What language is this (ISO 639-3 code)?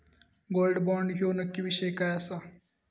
mar